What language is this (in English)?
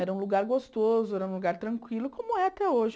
Portuguese